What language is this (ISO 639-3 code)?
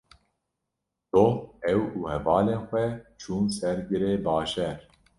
kur